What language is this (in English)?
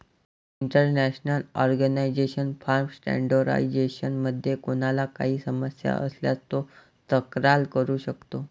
Marathi